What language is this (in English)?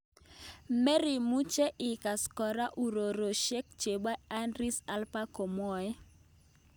Kalenjin